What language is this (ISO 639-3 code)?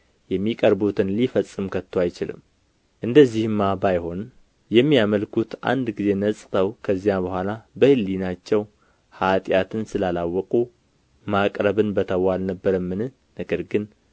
amh